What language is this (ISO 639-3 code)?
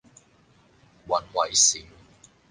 yue